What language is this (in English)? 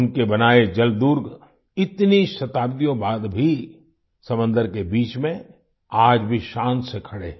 Hindi